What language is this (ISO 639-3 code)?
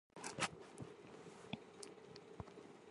zho